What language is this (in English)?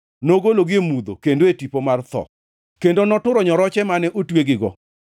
Luo (Kenya and Tanzania)